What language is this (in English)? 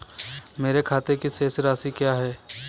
Hindi